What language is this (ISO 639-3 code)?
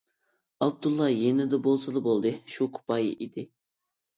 uig